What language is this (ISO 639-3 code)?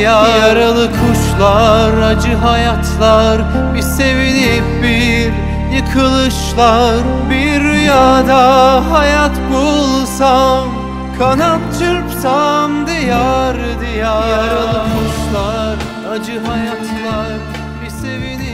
tur